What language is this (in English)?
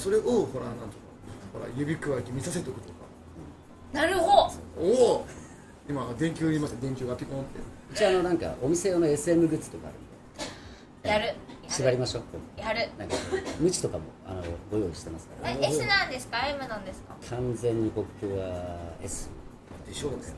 Japanese